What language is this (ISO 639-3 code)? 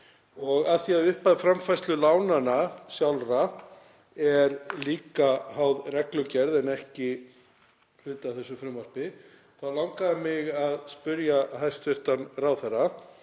isl